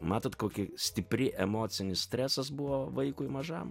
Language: Lithuanian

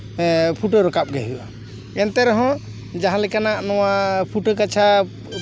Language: Santali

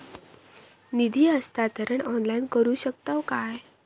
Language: Marathi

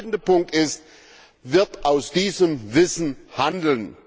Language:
German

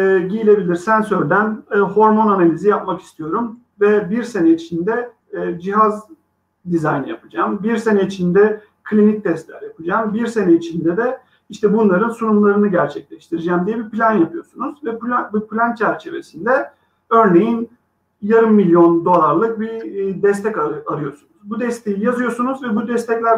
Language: Turkish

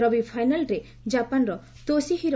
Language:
Odia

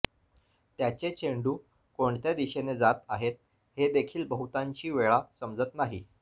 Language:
Marathi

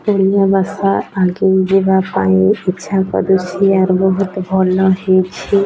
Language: Odia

